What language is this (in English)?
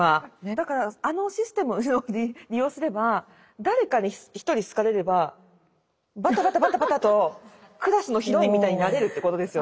Japanese